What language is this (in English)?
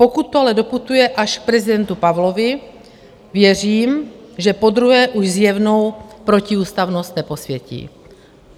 Czech